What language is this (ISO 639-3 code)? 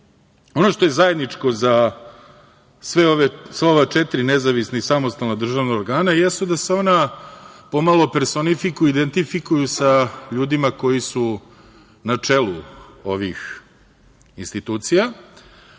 srp